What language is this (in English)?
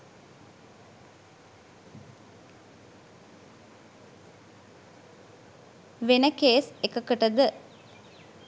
Sinhala